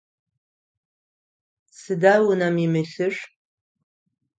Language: Adyghe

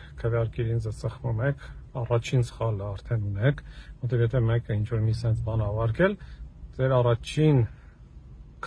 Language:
Latvian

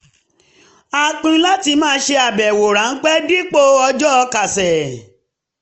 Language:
Yoruba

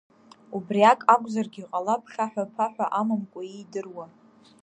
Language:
Abkhazian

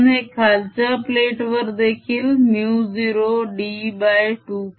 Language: Marathi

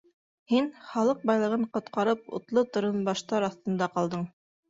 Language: Bashkir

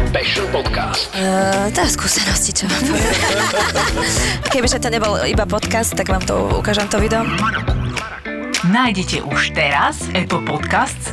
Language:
Slovak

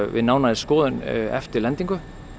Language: Icelandic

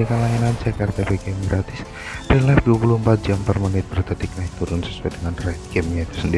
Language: Indonesian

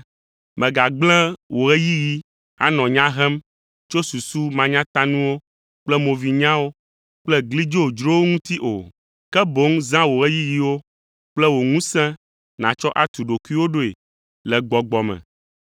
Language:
Ewe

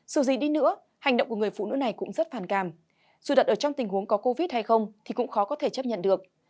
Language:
Vietnamese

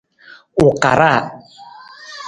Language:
Nawdm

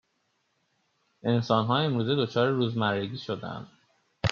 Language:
Persian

